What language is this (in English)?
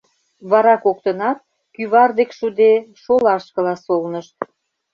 Mari